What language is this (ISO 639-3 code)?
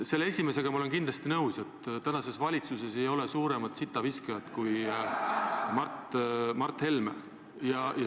est